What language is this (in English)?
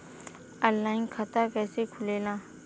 Bhojpuri